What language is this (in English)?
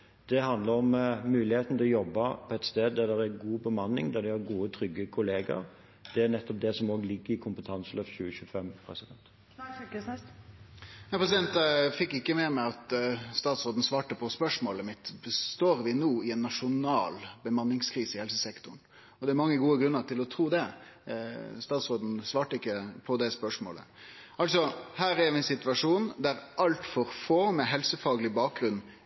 Norwegian